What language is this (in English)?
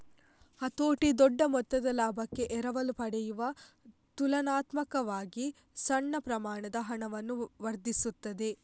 Kannada